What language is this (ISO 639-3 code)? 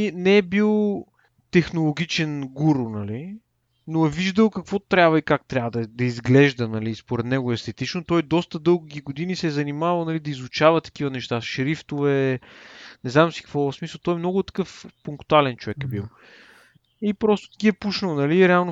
bul